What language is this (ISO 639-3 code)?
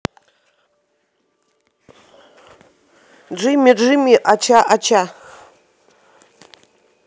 rus